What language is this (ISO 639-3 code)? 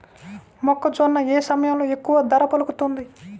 tel